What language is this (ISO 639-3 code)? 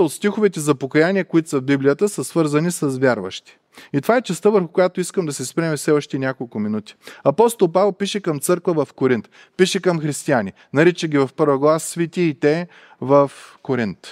bul